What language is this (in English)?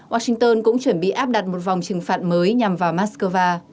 Vietnamese